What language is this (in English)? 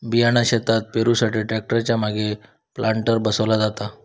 Marathi